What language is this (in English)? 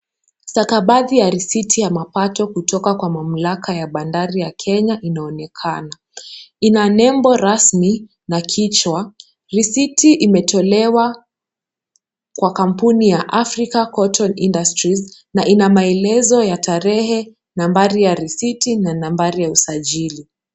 Swahili